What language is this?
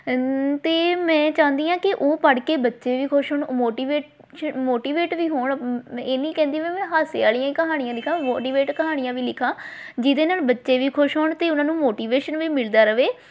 Punjabi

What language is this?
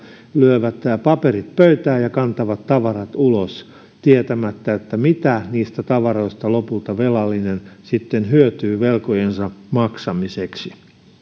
Finnish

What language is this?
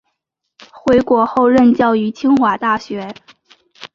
Chinese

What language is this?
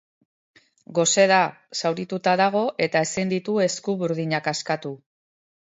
Basque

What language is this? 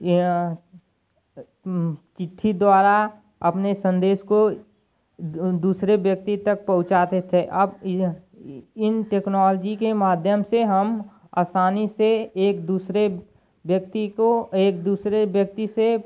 Hindi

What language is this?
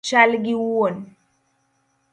Luo (Kenya and Tanzania)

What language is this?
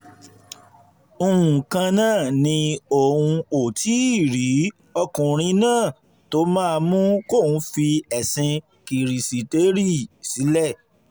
Yoruba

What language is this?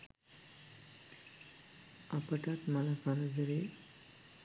Sinhala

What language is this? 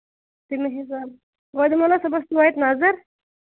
Kashmiri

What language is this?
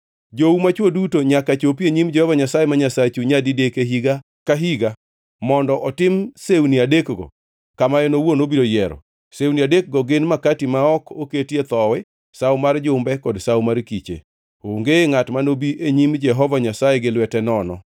Luo (Kenya and Tanzania)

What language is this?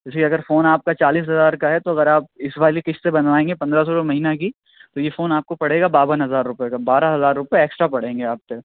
Urdu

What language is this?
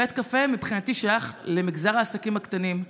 Hebrew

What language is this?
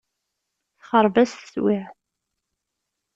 Kabyle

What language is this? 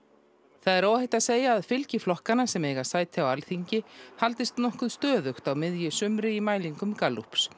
Icelandic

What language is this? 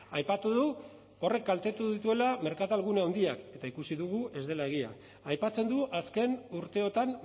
Basque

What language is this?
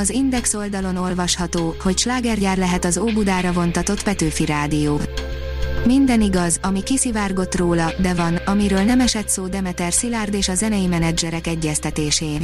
Hungarian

